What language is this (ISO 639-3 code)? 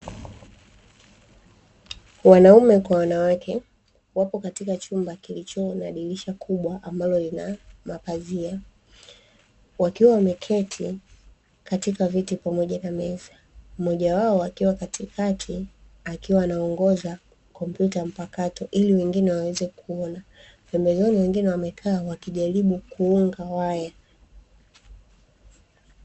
swa